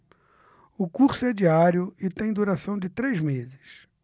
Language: Portuguese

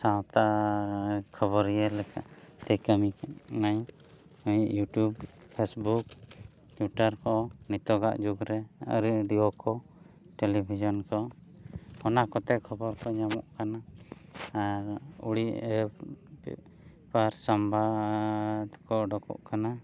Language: Santali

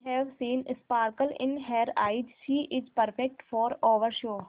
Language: Hindi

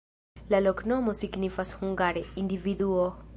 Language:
Esperanto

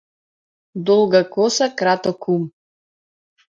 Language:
Macedonian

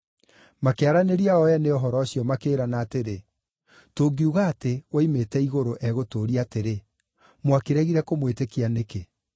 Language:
Kikuyu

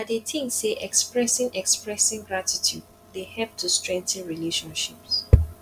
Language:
Nigerian Pidgin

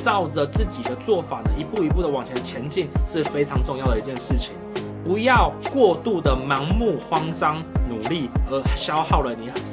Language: Chinese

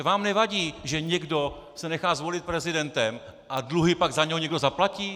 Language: Czech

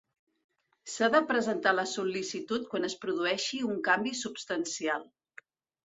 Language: Catalan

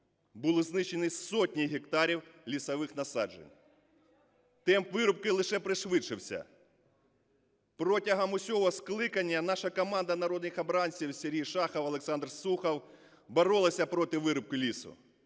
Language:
Ukrainian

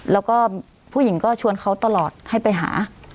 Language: Thai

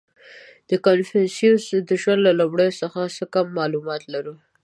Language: Pashto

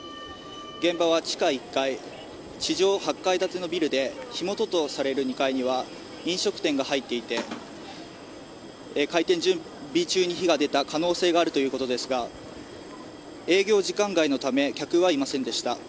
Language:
Japanese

